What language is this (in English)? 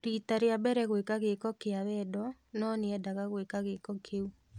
Kikuyu